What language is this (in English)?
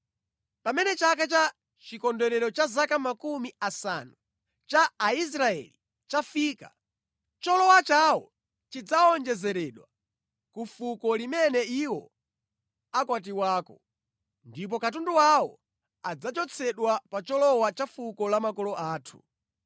Nyanja